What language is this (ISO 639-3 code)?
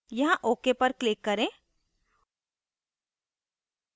hin